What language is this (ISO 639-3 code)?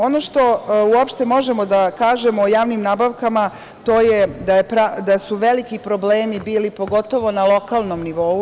srp